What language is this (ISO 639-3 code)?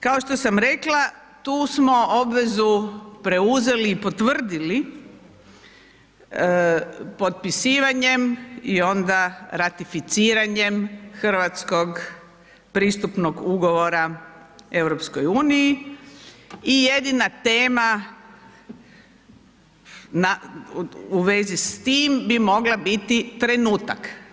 hrv